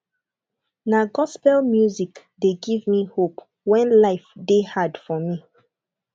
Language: Nigerian Pidgin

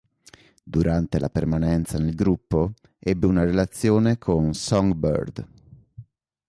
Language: Italian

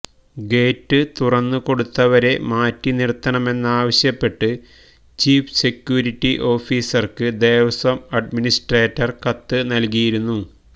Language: Malayalam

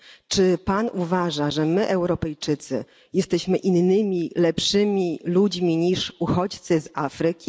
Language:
Polish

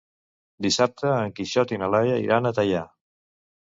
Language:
Catalan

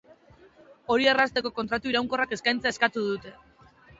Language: Basque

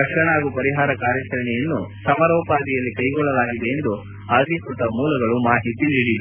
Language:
Kannada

